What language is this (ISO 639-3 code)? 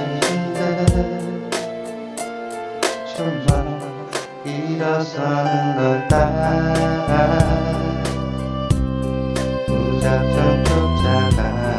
kor